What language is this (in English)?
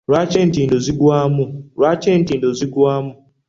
Ganda